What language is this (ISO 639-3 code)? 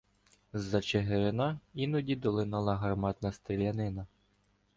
ukr